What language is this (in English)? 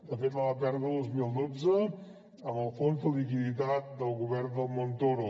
Catalan